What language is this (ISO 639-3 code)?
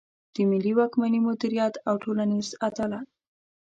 pus